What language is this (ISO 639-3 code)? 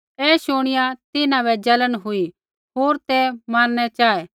kfx